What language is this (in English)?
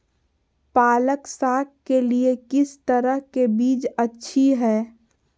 Magahi